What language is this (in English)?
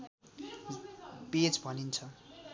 Nepali